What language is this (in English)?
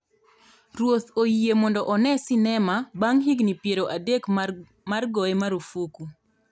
Luo (Kenya and Tanzania)